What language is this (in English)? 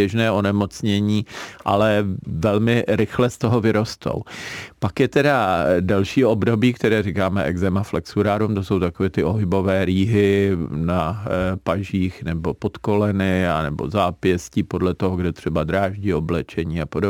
Czech